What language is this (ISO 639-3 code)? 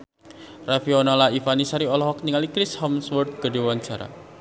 sun